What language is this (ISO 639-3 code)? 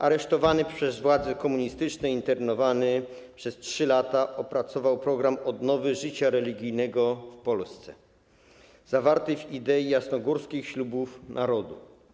pol